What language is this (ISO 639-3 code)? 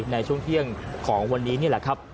tha